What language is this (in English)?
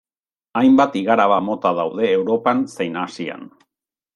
Basque